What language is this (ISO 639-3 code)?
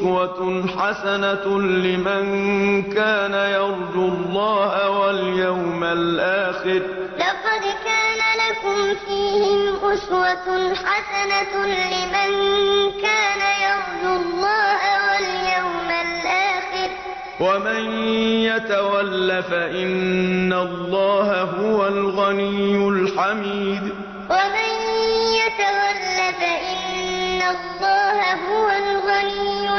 ara